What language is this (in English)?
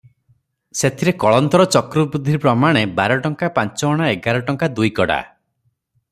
Odia